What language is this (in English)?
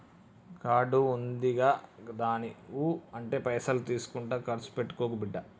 Telugu